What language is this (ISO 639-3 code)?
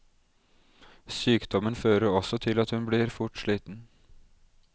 nor